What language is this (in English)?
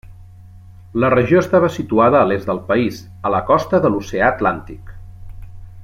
Catalan